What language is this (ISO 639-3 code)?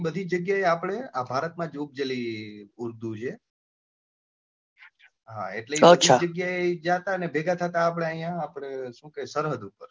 guj